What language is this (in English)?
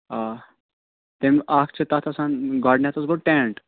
Kashmiri